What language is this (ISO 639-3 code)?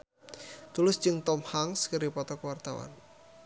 sun